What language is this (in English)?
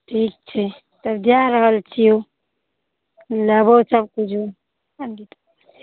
Maithili